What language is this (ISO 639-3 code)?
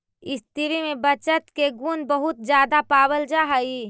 mag